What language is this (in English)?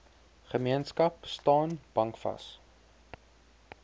Afrikaans